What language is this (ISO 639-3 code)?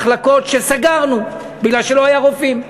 heb